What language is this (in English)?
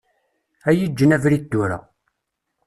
Kabyle